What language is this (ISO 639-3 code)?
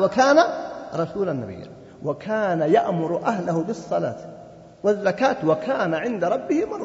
ara